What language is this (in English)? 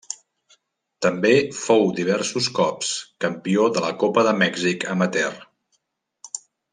Catalan